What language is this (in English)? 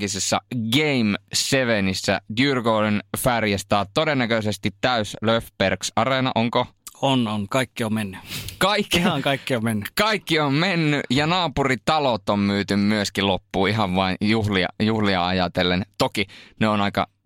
Finnish